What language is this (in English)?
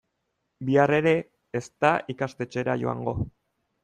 Basque